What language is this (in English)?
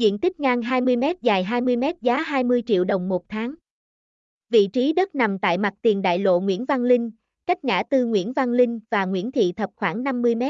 Vietnamese